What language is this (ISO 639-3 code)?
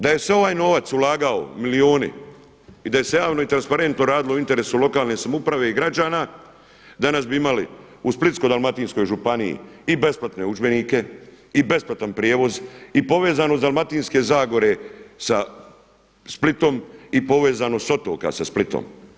hrv